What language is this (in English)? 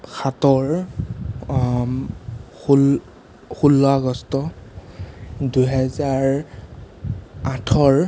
Assamese